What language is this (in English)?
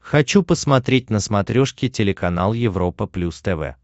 Russian